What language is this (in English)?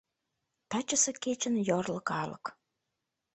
Mari